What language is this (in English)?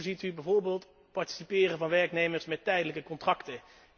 Dutch